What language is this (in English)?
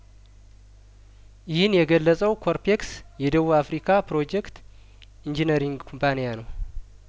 Amharic